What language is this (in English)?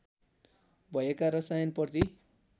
Nepali